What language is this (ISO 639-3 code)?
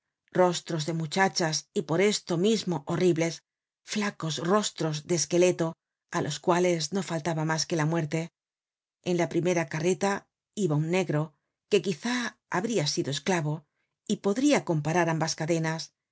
spa